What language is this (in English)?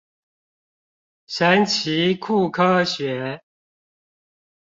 Chinese